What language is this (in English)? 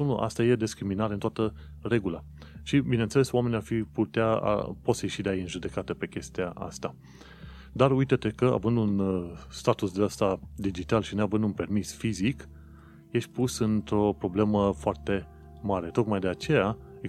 Romanian